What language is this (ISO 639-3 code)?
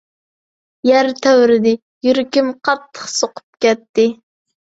uig